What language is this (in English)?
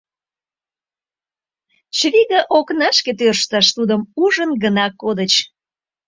Mari